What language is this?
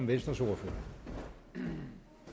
Danish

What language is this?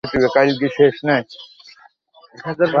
Bangla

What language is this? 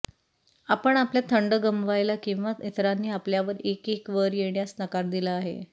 Marathi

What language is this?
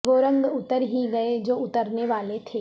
Urdu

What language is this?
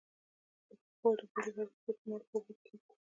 Pashto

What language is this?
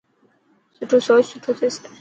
Dhatki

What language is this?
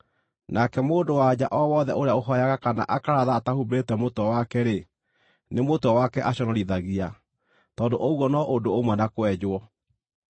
Kikuyu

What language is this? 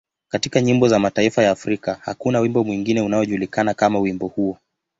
Swahili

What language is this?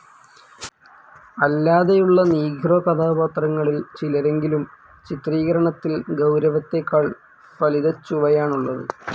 Malayalam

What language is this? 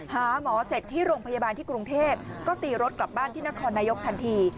Thai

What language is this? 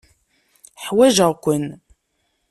Kabyle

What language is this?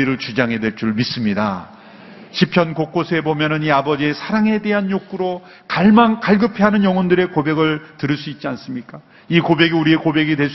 Korean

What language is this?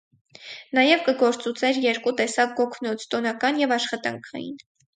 Armenian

